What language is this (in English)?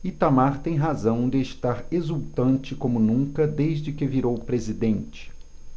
Portuguese